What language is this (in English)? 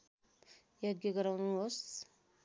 Nepali